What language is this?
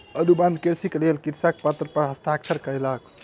Maithili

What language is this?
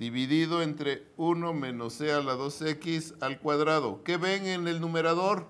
Spanish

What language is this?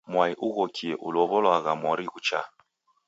Taita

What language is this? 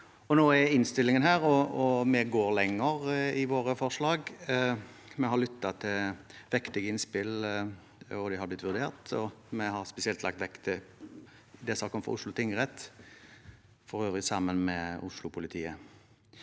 Norwegian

